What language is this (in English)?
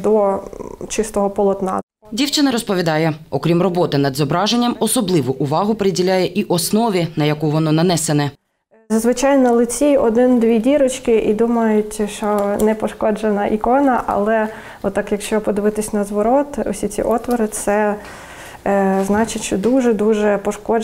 Ukrainian